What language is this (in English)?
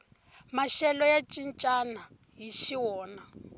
Tsonga